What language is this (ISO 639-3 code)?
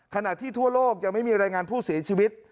tha